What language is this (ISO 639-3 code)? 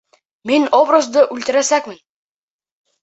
bak